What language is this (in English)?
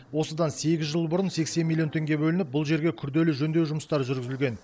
Kazakh